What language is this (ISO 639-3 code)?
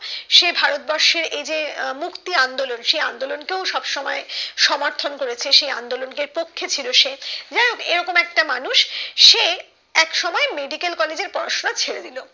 ben